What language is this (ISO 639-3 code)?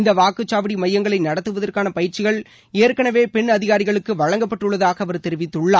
tam